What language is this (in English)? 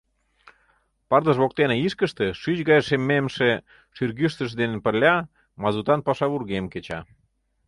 Mari